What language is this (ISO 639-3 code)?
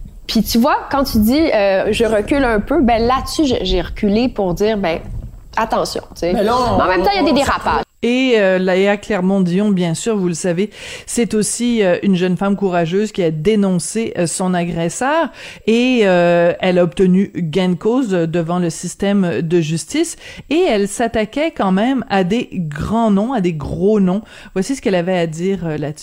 fra